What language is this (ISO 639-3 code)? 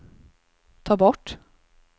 swe